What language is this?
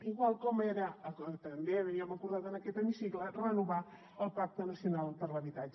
Catalan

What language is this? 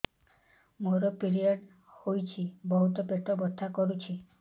Odia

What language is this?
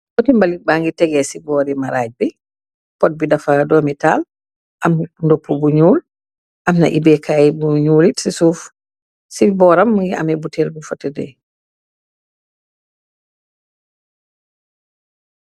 Wolof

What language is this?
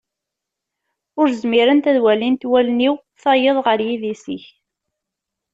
Kabyle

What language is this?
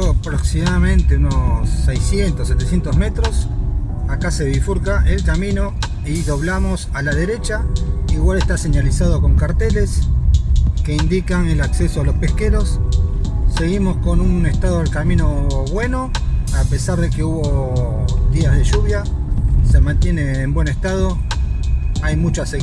Spanish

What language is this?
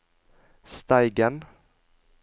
Norwegian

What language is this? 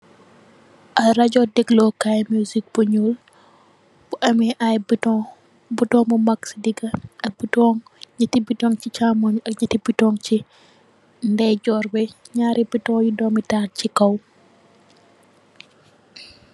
Wolof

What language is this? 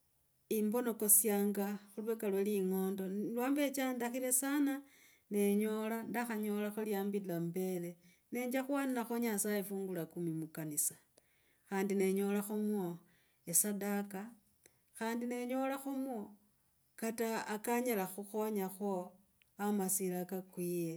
Logooli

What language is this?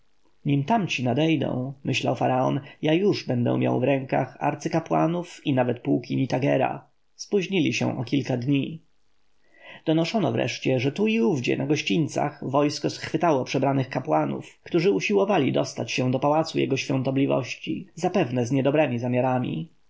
Polish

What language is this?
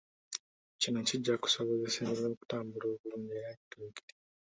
Ganda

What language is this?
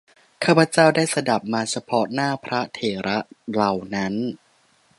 Thai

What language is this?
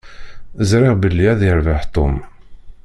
Kabyle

